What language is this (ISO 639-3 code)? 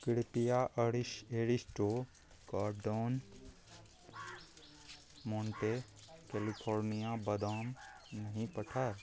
mai